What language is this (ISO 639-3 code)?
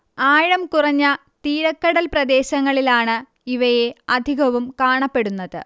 mal